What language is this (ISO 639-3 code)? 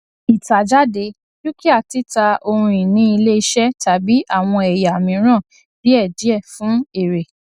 yor